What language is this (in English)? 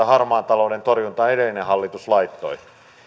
Finnish